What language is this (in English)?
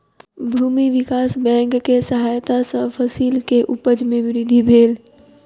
Maithili